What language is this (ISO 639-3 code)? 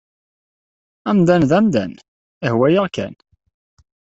kab